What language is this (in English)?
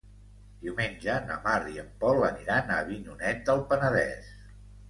Catalan